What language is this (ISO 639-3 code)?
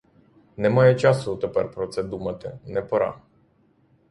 ukr